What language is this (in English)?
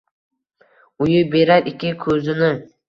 Uzbek